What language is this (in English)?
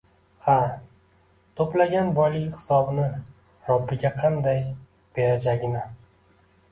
Uzbek